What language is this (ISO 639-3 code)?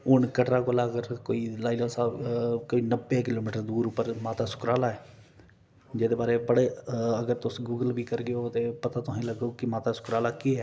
doi